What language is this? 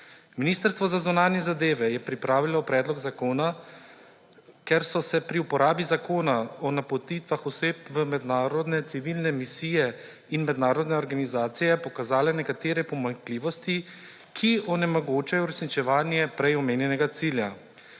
Slovenian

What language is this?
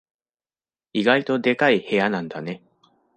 Japanese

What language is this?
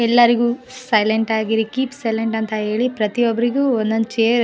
Kannada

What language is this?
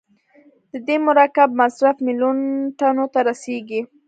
Pashto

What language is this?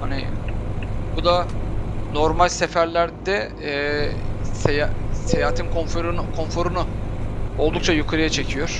Turkish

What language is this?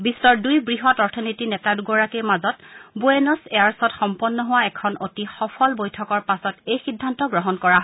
Assamese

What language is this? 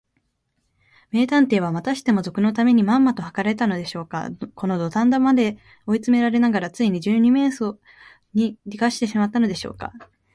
Japanese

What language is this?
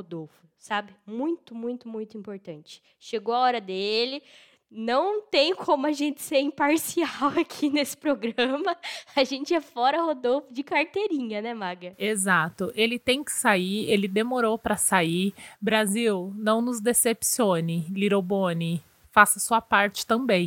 Portuguese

